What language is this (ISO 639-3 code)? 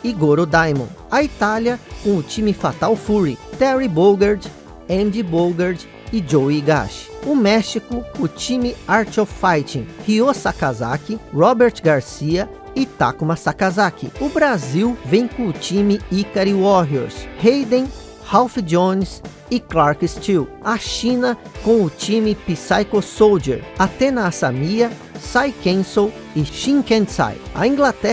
por